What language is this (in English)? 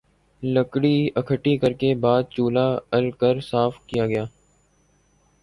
Urdu